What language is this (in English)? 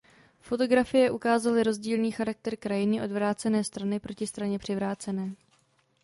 Czech